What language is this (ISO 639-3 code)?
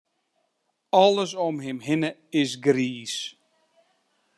fry